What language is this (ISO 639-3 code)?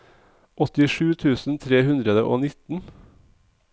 nor